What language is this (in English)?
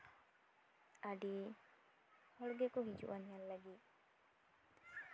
Santali